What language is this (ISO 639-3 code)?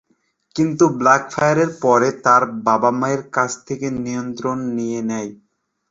ben